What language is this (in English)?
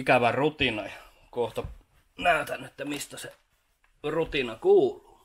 Finnish